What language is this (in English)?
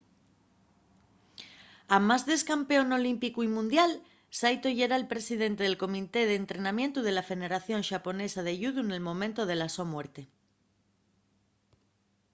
Asturian